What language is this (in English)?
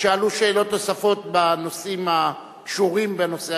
Hebrew